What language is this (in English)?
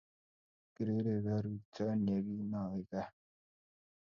Kalenjin